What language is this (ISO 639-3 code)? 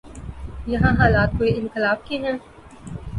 urd